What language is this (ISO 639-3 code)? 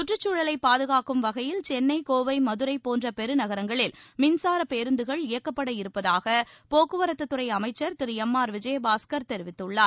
tam